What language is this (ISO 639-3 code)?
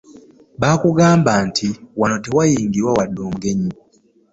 lug